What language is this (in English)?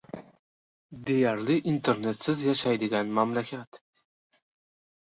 Uzbek